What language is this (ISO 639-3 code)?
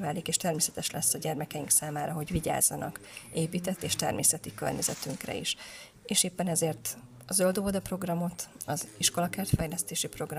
hun